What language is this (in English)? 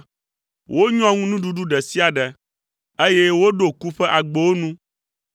Ewe